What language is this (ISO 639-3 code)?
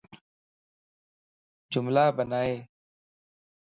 lss